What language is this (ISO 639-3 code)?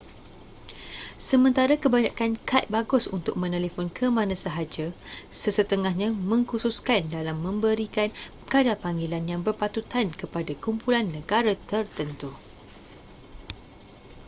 msa